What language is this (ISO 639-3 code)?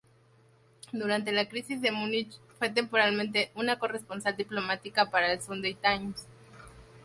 spa